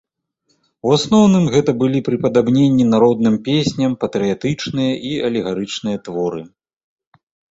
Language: Belarusian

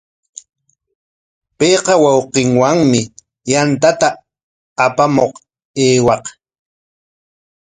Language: Corongo Ancash Quechua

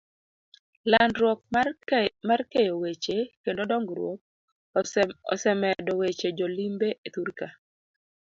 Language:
Luo (Kenya and Tanzania)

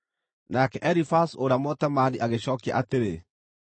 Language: Kikuyu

